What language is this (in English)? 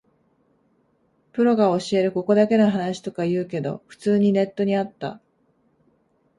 Japanese